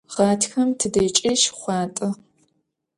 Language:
Adyghe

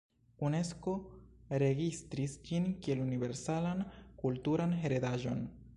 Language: Esperanto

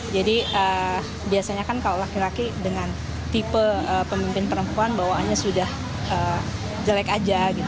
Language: Indonesian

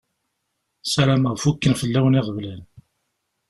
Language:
Kabyle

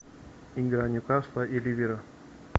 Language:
Russian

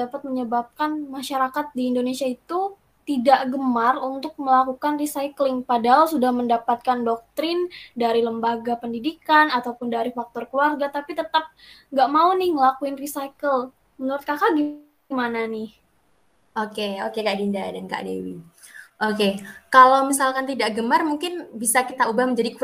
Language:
Indonesian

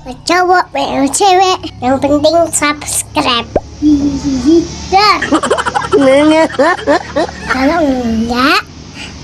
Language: Indonesian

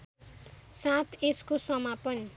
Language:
Nepali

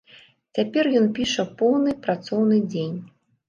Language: Belarusian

